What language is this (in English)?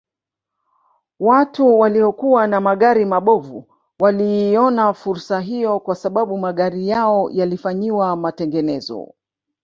Swahili